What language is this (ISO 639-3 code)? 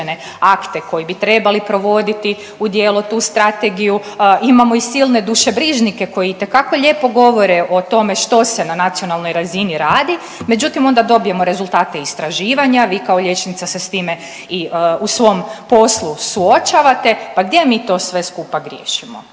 hrv